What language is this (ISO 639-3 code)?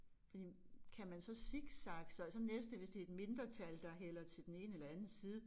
dan